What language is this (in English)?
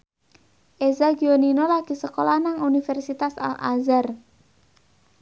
Javanese